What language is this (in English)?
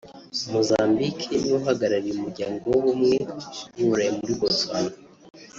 Kinyarwanda